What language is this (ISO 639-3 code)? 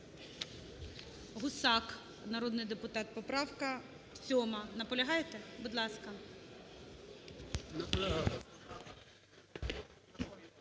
ukr